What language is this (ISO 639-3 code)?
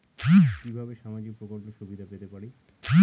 ben